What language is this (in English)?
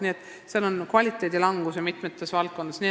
Estonian